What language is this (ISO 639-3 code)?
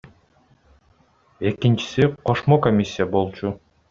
kir